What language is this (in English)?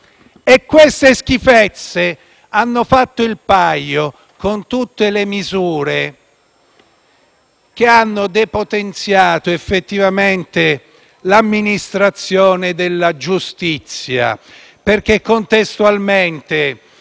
Italian